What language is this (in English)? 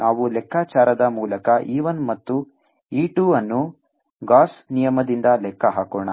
Kannada